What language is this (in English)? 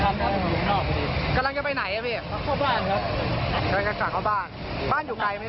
Thai